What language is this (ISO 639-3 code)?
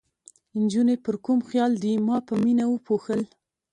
pus